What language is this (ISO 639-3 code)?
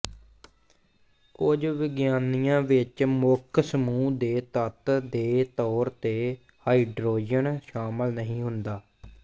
pan